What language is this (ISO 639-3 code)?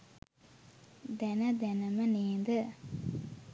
sin